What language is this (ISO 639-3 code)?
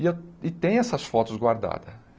por